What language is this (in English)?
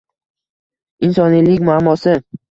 Uzbek